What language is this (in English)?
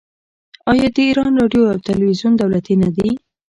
Pashto